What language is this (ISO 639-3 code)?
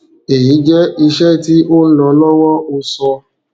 yor